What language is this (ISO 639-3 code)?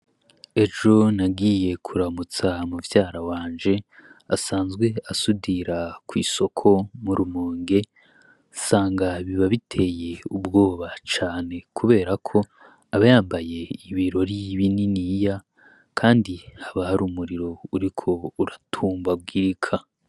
run